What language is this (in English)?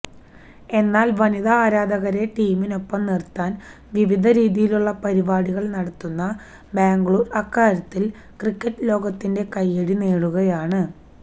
Malayalam